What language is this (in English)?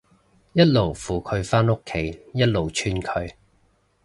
Cantonese